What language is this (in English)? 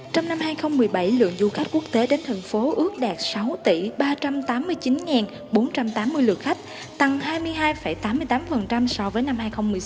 Vietnamese